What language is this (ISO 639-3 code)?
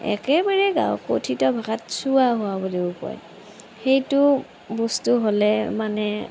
asm